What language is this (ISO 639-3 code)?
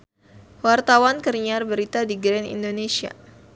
sun